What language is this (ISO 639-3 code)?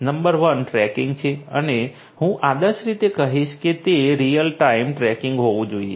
guj